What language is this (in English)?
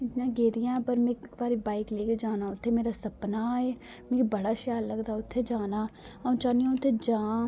Dogri